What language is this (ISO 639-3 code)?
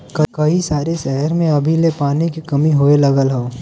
bho